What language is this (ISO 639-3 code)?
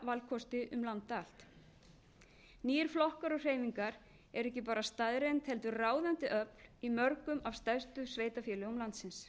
isl